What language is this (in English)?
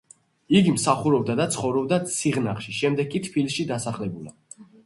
Georgian